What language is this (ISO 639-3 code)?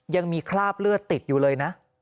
tha